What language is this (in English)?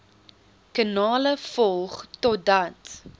Afrikaans